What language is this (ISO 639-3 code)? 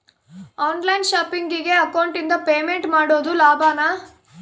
kan